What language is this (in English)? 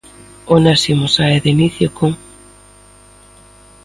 Galician